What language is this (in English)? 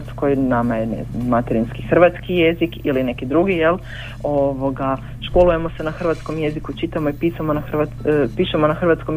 Croatian